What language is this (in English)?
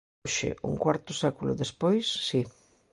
Galician